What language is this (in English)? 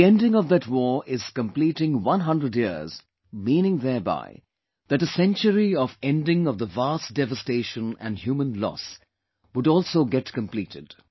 English